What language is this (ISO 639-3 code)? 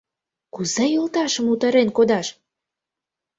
chm